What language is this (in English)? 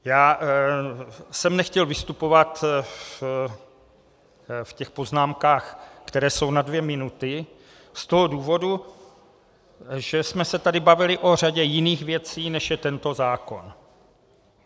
Czech